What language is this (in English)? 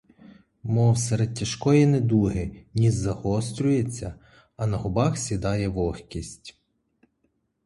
Ukrainian